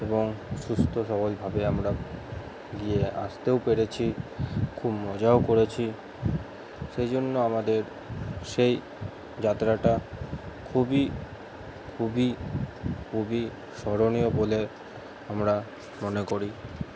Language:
Bangla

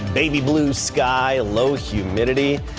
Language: English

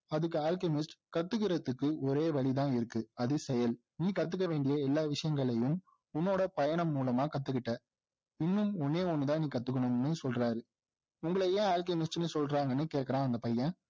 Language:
Tamil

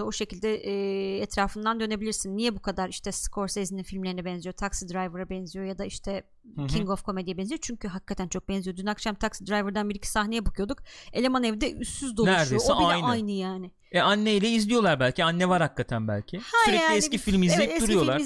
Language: Turkish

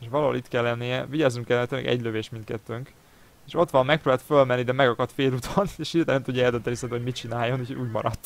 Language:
Hungarian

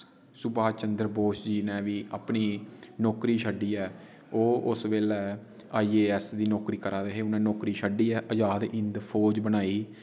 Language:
Dogri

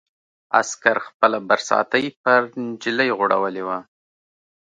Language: Pashto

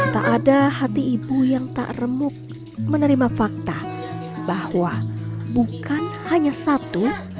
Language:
Indonesian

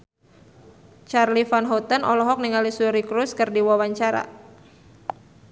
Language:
Sundanese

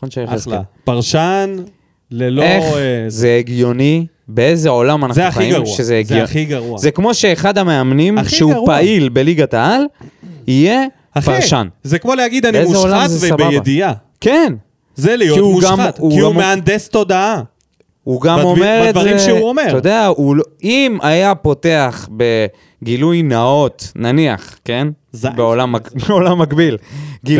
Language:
Hebrew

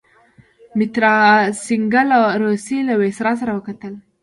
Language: Pashto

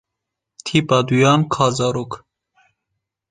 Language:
Kurdish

